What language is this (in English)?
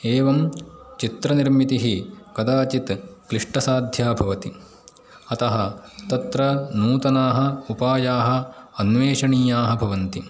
Sanskrit